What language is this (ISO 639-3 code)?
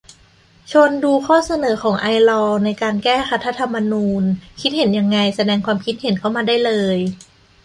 tha